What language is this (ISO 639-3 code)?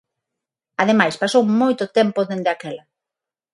glg